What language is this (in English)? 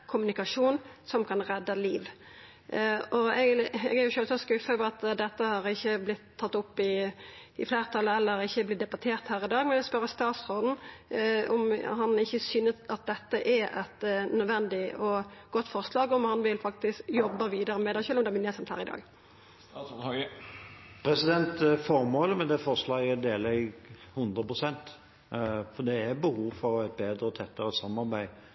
Norwegian